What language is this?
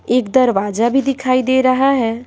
Hindi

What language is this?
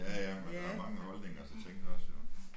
Danish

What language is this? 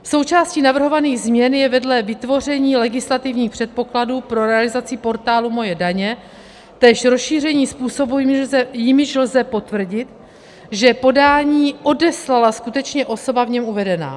Czech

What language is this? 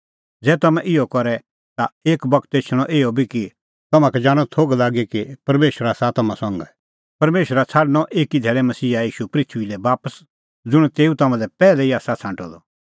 Kullu Pahari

